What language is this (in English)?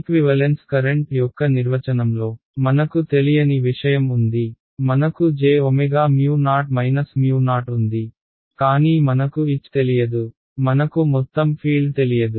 Telugu